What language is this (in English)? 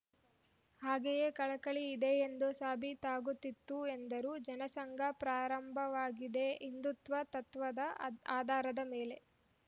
Kannada